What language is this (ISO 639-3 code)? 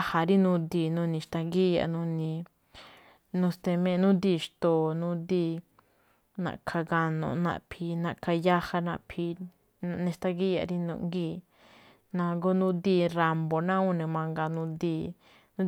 tcf